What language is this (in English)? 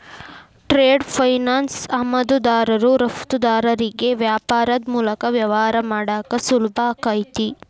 Kannada